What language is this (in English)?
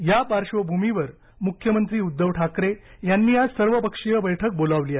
Marathi